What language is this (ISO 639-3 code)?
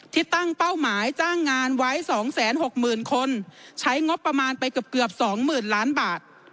tha